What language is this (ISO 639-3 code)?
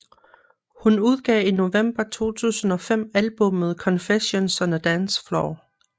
dan